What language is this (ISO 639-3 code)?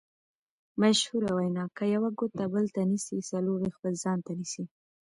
pus